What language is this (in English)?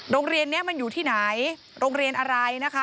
Thai